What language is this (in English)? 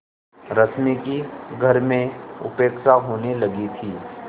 Hindi